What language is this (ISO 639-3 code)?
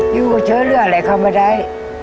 tha